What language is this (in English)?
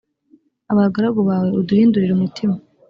Kinyarwanda